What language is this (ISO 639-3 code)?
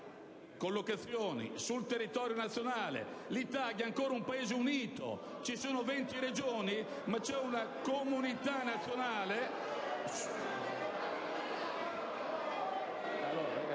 ita